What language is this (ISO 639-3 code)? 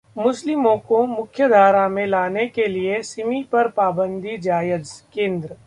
hin